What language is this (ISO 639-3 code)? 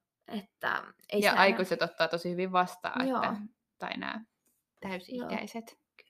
fin